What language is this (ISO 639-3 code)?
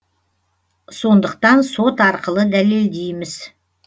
kaz